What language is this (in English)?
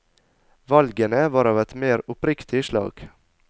Norwegian